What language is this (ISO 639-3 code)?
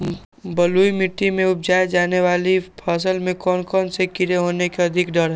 mag